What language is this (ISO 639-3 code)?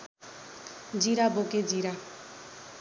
nep